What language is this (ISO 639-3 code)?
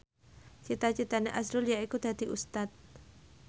jav